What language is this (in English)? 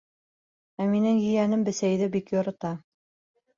Bashkir